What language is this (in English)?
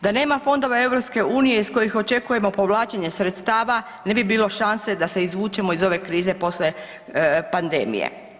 Croatian